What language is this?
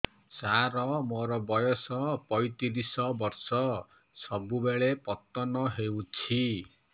Odia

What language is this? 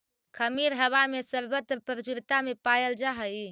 Magahi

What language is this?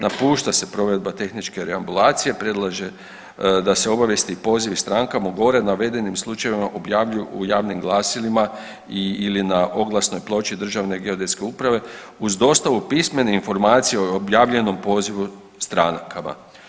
Croatian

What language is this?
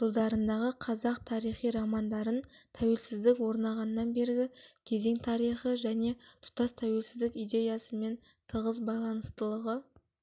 Kazakh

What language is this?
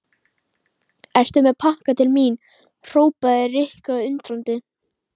Icelandic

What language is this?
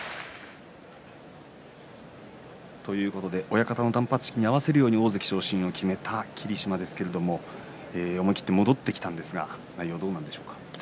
Japanese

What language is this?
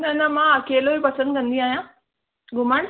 Sindhi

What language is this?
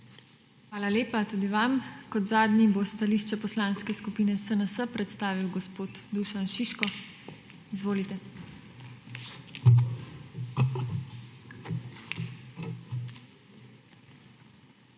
Slovenian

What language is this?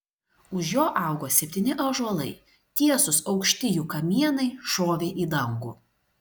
Lithuanian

